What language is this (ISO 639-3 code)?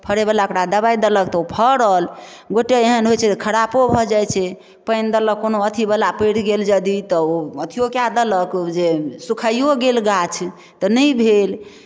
mai